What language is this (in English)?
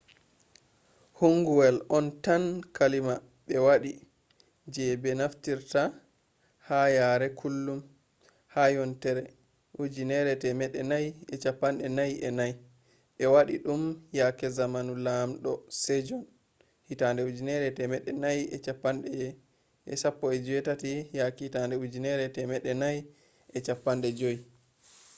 Fula